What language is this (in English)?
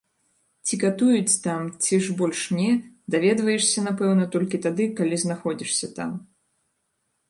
Belarusian